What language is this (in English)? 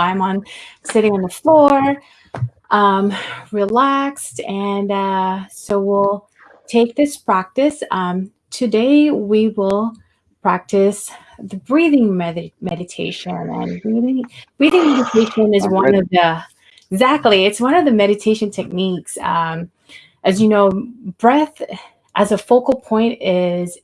English